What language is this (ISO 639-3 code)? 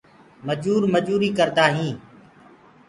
ggg